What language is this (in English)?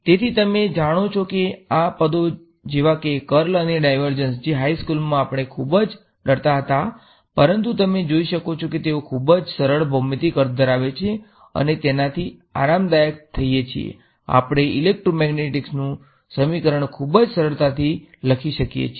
Gujarati